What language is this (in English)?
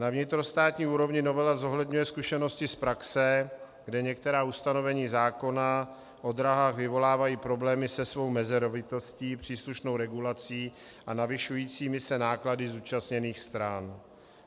Czech